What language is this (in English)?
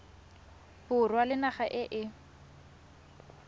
Tswana